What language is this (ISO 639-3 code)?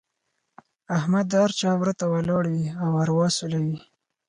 pus